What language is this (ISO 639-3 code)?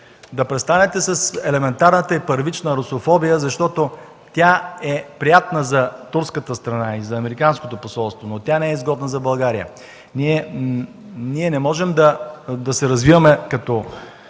bul